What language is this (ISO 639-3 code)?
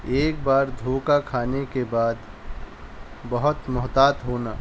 urd